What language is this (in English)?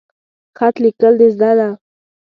Pashto